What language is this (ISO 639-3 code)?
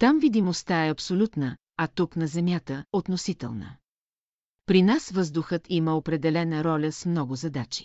bul